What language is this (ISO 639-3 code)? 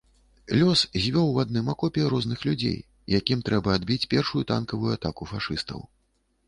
bel